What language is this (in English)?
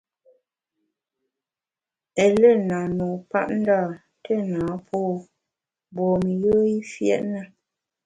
Bamun